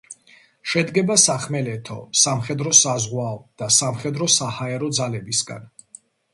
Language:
Georgian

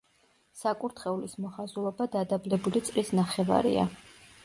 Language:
Georgian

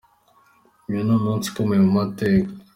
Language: Kinyarwanda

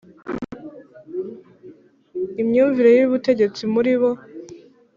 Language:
Kinyarwanda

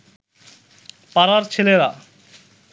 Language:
Bangla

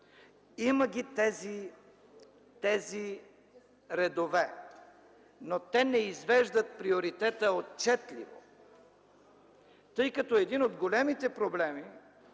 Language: Bulgarian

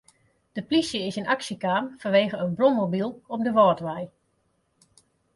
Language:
Western Frisian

